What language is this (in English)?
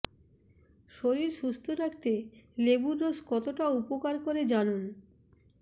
Bangla